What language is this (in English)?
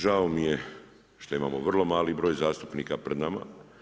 Croatian